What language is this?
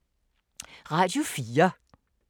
Danish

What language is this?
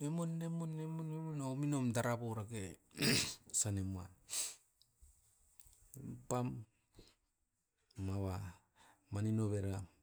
Askopan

